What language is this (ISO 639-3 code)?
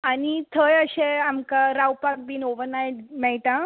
kok